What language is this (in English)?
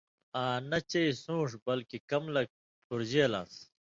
Indus Kohistani